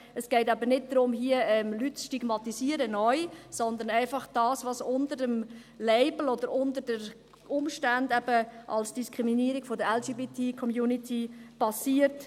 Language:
Swiss German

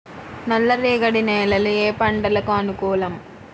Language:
Telugu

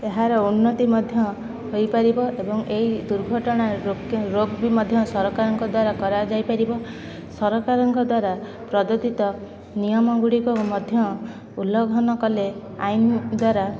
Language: Odia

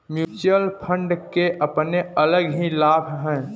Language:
Hindi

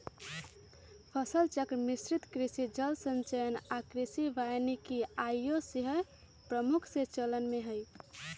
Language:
Magahi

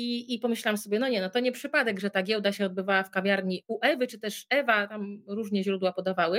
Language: Polish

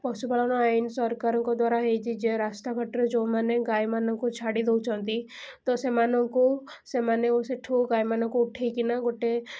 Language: Odia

